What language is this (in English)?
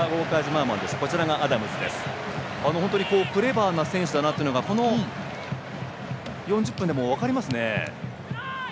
Japanese